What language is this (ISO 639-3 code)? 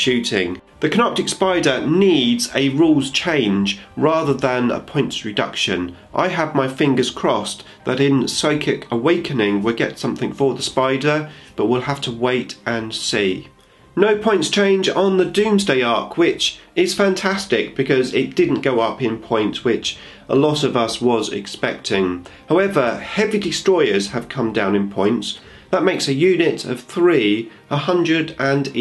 eng